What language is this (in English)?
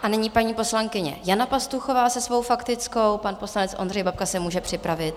Czech